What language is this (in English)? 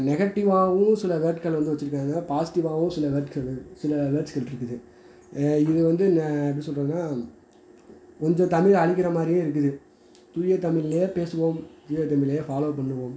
Tamil